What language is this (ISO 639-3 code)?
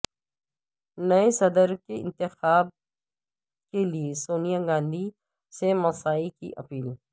urd